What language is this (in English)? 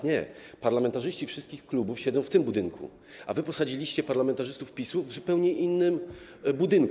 Polish